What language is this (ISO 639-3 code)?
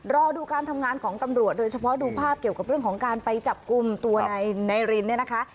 tha